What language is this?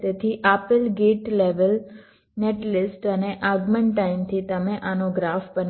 Gujarati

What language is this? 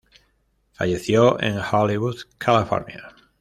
Spanish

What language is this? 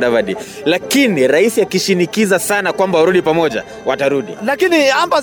Swahili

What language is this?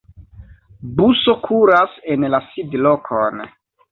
Esperanto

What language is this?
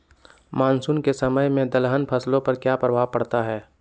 Magahi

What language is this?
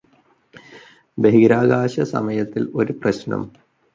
Malayalam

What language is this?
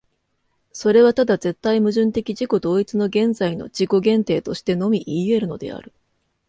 Japanese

